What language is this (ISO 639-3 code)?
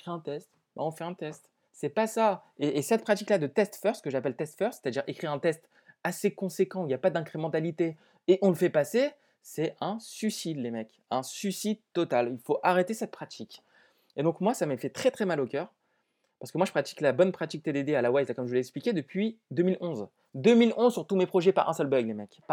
fra